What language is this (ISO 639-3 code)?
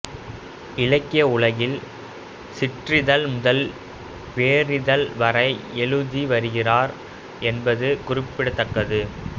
tam